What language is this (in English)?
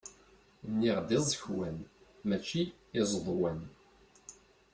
Kabyle